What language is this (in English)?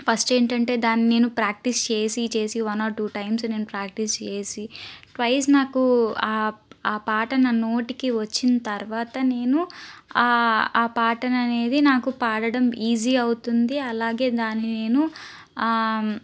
Telugu